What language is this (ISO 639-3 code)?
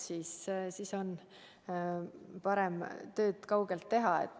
est